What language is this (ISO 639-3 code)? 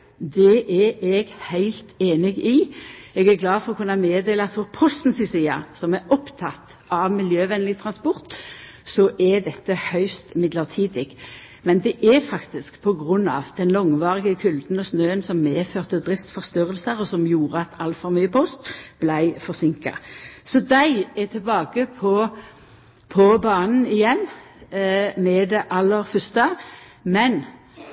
nno